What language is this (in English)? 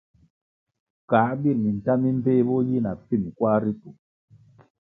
Kwasio